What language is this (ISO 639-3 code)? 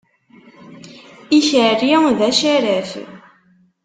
kab